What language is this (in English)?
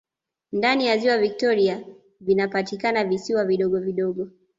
Swahili